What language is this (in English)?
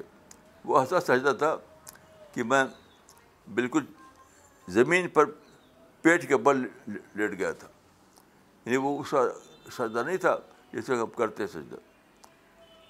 Urdu